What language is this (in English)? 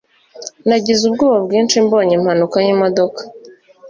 Kinyarwanda